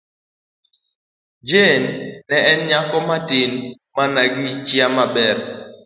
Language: Luo (Kenya and Tanzania)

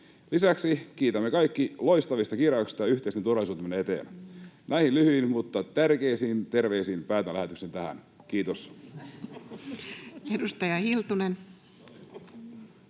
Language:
Finnish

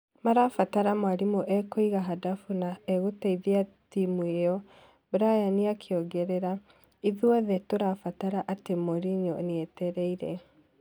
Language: Kikuyu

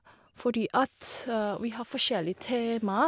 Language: Norwegian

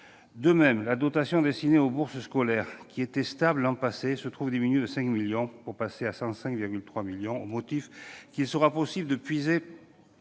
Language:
French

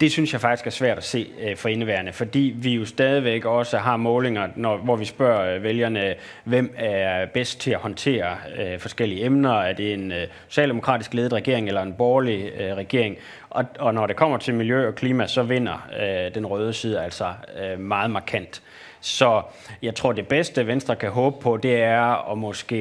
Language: Danish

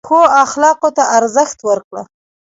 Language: Pashto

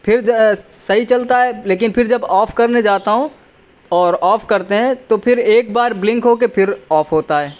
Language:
Urdu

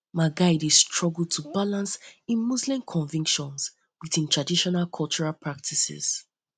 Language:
Nigerian Pidgin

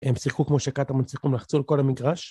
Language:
Hebrew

